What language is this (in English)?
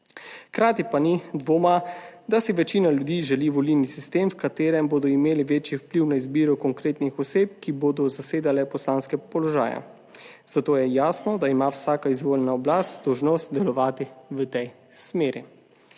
Slovenian